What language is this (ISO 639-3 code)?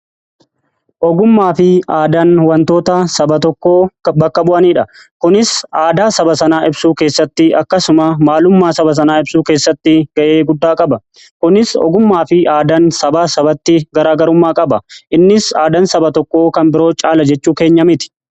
orm